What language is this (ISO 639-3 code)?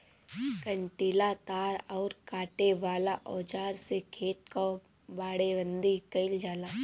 bho